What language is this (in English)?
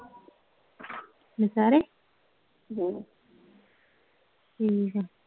Punjabi